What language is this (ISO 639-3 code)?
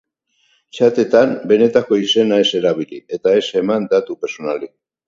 eus